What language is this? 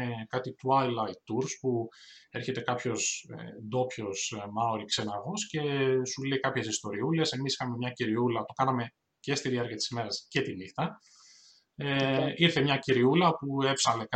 Greek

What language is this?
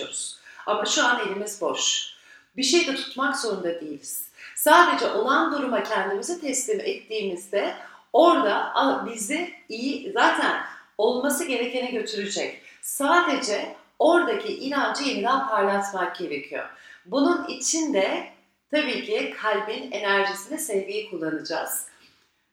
Turkish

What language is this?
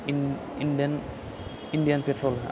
Bodo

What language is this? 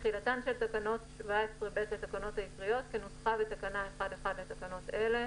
Hebrew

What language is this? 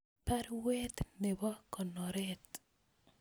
Kalenjin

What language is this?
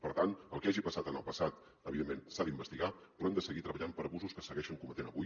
Catalan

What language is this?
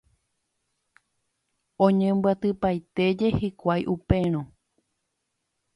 Guarani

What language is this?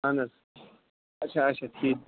Kashmiri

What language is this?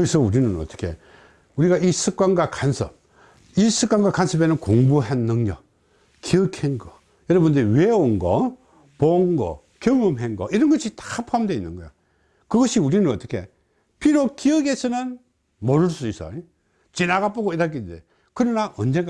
Korean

